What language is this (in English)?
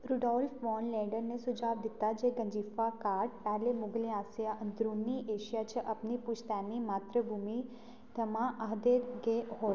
Dogri